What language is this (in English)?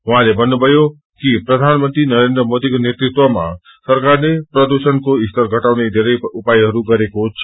Nepali